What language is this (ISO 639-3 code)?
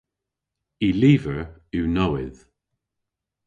cor